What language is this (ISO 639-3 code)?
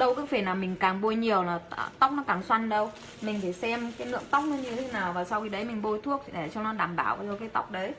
vie